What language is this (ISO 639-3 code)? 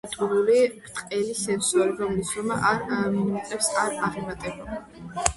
kat